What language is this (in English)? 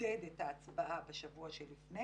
Hebrew